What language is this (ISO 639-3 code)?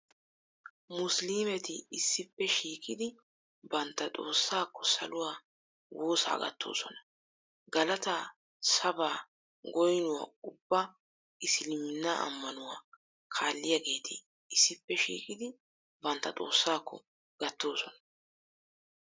wal